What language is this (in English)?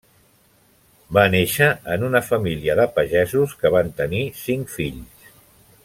Catalan